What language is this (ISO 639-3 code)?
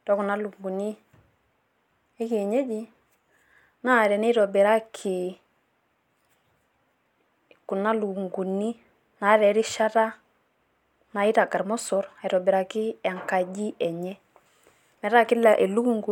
mas